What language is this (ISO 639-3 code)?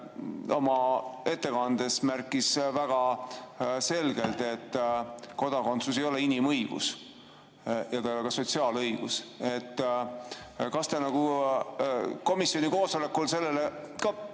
est